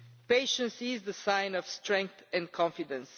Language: English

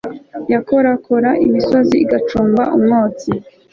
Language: Kinyarwanda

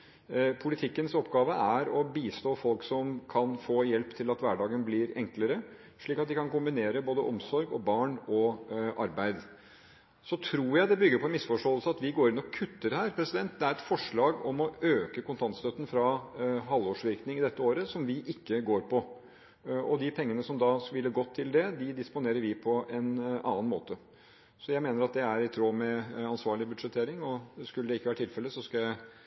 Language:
Norwegian Bokmål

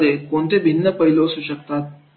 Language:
Marathi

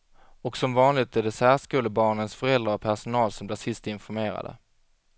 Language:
Swedish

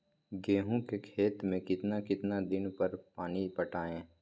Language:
Magahi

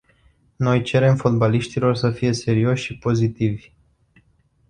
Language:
Romanian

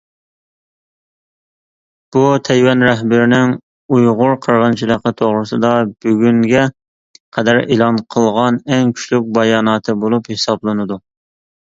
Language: Uyghur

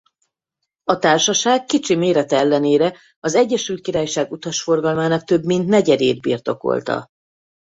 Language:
Hungarian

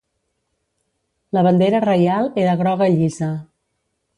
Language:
Catalan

